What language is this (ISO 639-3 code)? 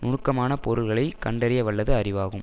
tam